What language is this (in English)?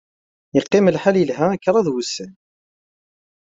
Kabyle